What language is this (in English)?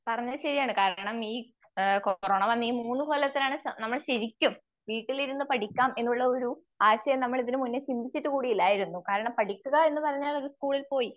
Malayalam